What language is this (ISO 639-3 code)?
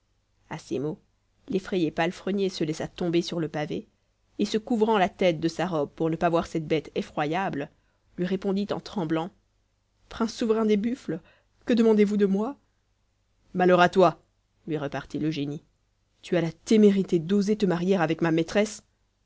fra